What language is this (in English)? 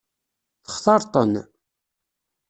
Kabyle